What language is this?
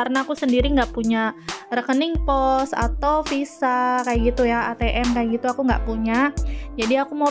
Indonesian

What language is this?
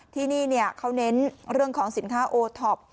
Thai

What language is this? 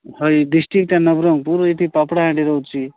Odia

